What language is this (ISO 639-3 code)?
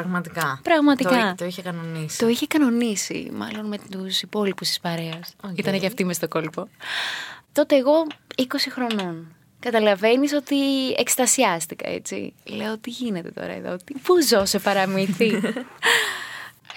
ell